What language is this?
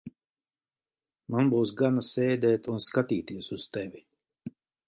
Latvian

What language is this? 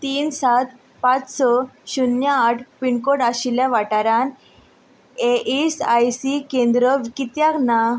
Konkani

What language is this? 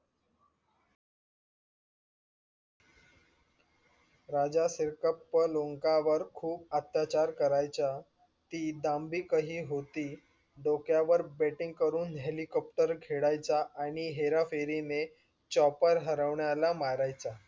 Marathi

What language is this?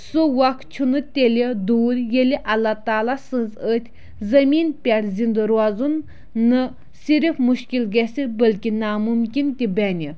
Kashmiri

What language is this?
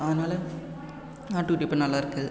Tamil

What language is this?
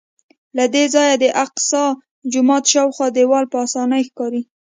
Pashto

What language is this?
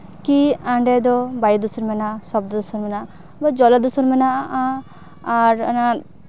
Santali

